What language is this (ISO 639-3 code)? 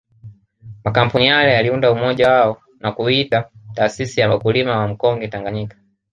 swa